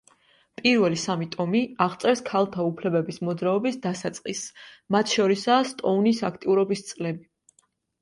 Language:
Georgian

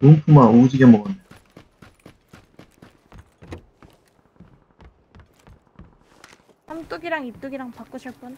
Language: Korean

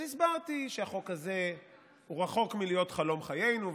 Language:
Hebrew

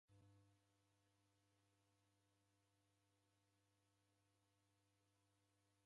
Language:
Taita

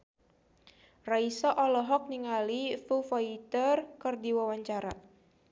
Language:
Sundanese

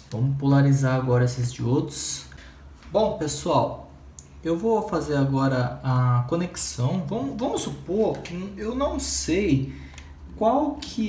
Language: Portuguese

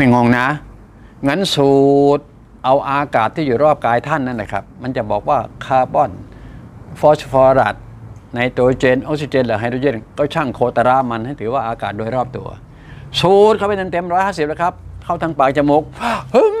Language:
Thai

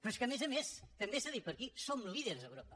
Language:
Catalan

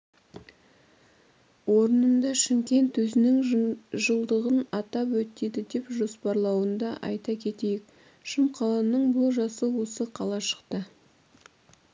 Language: Kazakh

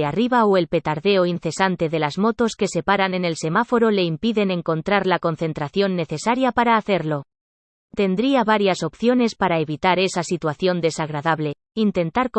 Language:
Spanish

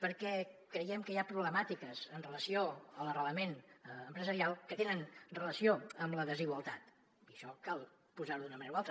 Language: Catalan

